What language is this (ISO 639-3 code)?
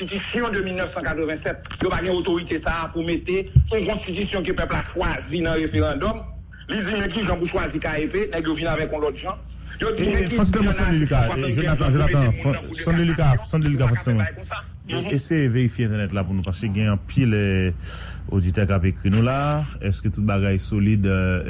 fra